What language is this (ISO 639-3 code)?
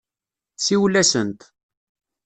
kab